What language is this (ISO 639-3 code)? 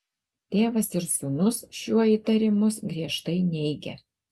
lit